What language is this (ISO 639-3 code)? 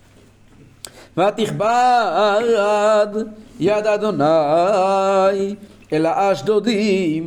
heb